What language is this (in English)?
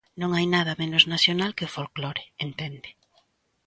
Galician